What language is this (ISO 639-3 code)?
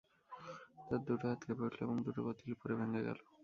ben